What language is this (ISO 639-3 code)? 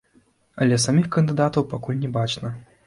bel